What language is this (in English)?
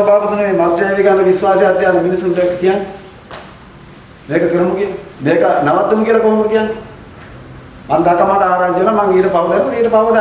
Indonesian